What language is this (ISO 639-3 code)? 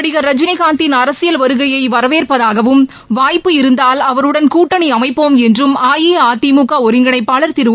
tam